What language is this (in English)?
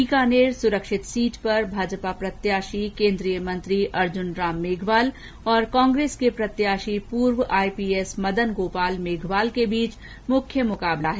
Hindi